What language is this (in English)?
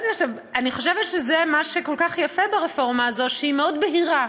Hebrew